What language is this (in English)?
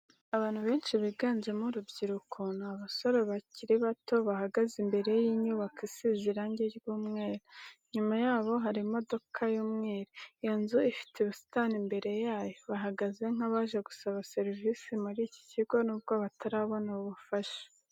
Kinyarwanda